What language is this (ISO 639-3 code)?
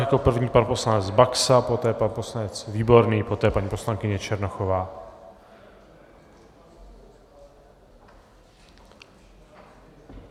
ces